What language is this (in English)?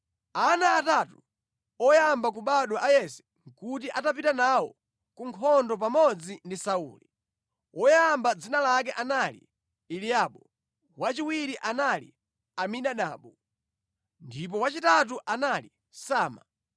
Nyanja